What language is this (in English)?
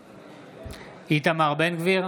Hebrew